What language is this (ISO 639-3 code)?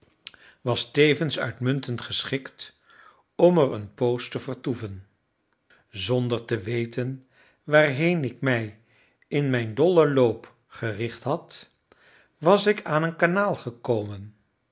nld